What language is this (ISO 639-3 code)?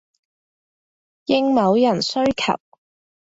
yue